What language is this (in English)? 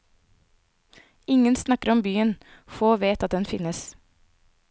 Norwegian